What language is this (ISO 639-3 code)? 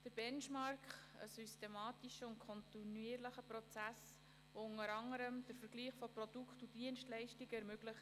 gsw